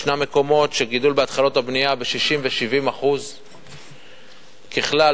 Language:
Hebrew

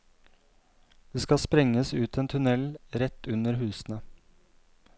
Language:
Norwegian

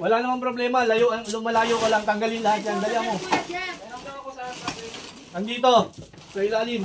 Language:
Filipino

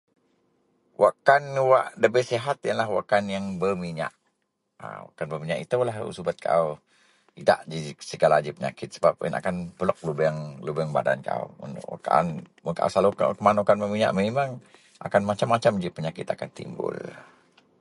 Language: Central Melanau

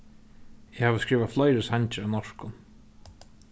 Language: Faroese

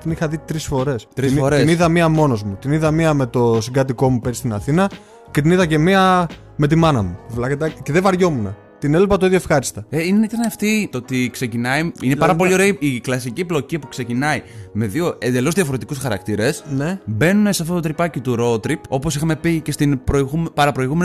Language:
Greek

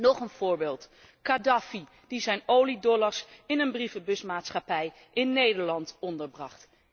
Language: Dutch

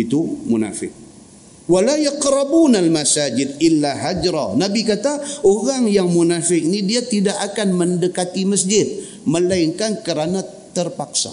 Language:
Malay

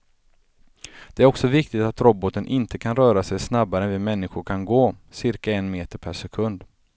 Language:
Swedish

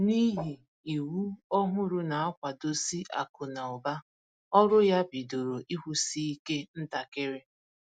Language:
Igbo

